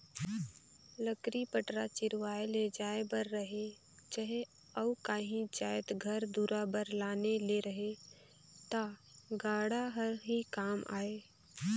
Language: Chhattisgarhi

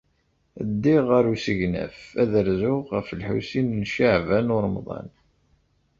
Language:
Kabyle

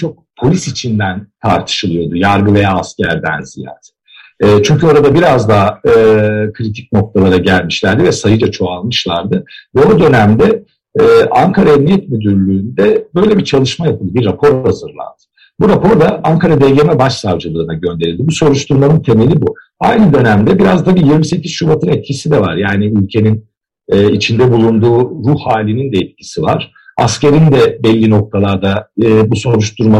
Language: Turkish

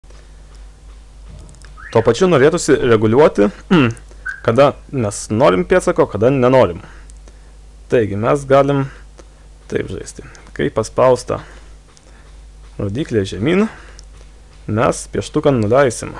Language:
Lithuanian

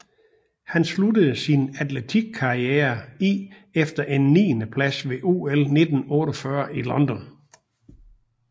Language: Danish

